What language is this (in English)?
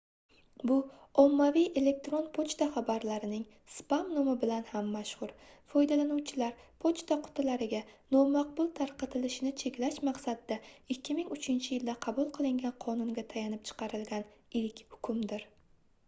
Uzbek